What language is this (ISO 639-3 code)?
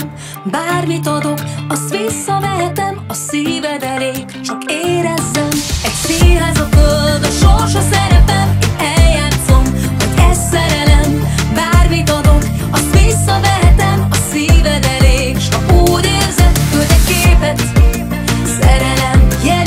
hun